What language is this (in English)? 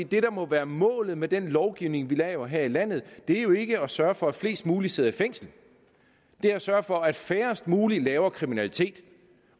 Danish